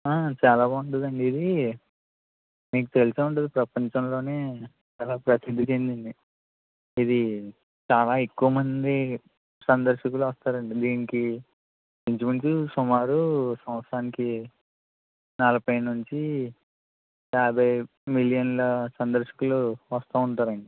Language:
Telugu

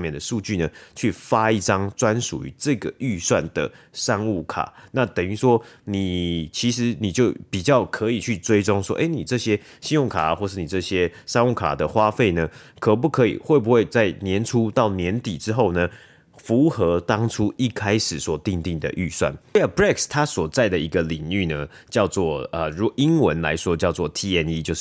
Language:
Chinese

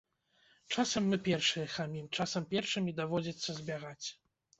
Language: Belarusian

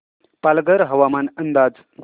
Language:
Marathi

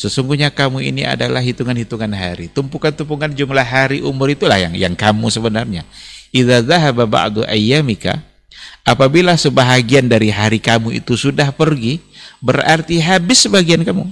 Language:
Indonesian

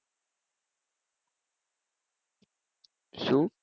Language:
Gujarati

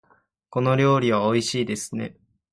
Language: Japanese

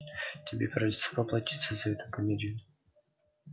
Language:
Russian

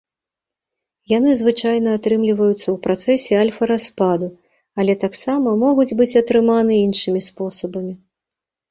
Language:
Belarusian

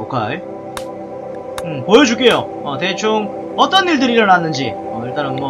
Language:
Korean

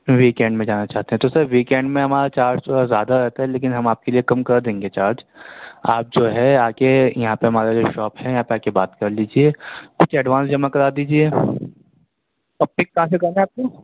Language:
Urdu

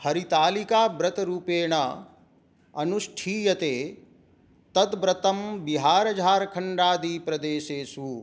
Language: Sanskrit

